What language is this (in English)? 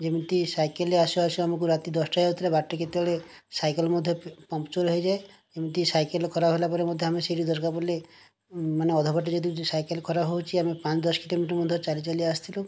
Odia